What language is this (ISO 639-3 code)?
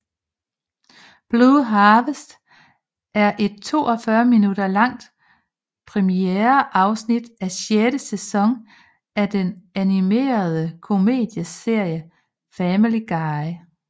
dan